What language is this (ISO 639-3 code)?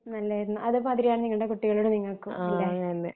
mal